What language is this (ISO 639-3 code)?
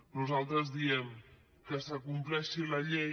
cat